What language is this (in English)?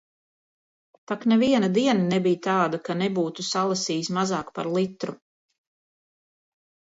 Latvian